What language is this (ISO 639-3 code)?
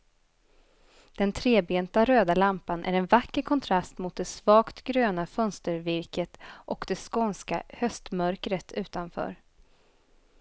swe